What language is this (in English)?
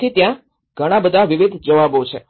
Gujarati